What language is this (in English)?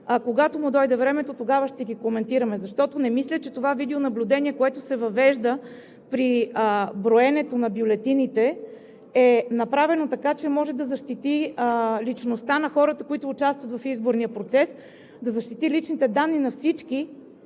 Bulgarian